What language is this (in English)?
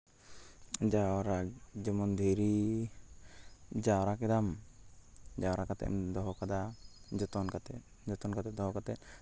Santali